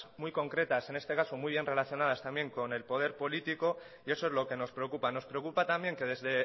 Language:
Spanish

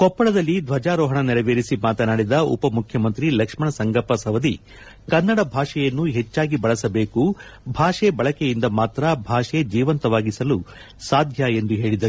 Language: Kannada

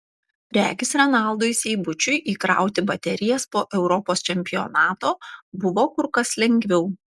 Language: Lithuanian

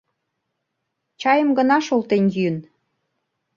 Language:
Mari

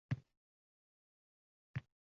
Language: Uzbek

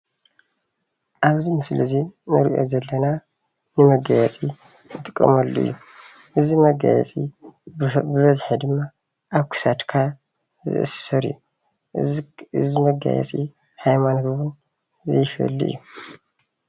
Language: Tigrinya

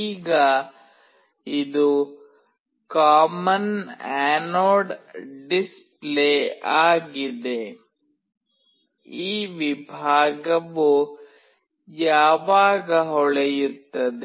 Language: Kannada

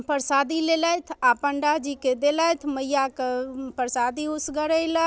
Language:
Maithili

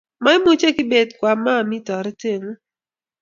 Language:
Kalenjin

